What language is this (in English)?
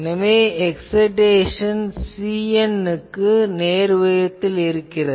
Tamil